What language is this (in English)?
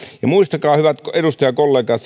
Finnish